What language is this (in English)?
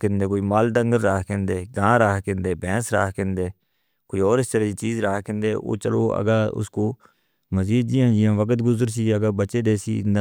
Northern Hindko